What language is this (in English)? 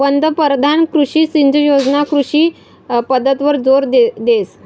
Marathi